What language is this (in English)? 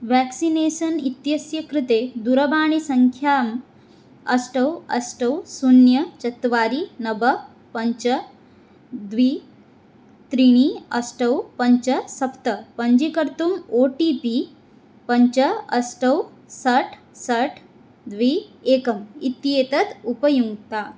Sanskrit